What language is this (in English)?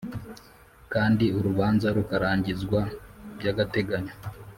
Kinyarwanda